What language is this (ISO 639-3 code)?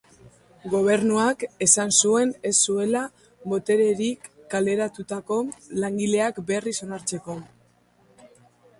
eus